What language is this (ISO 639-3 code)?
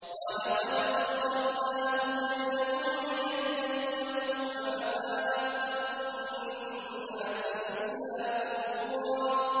ara